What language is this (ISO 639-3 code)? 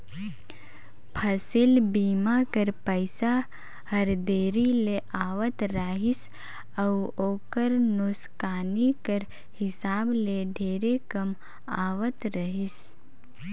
hne